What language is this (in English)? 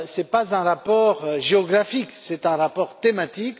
French